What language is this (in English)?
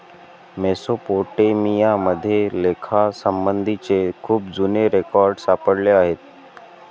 Marathi